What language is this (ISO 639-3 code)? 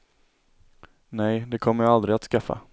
swe